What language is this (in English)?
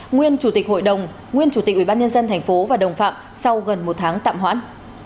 Vietnamese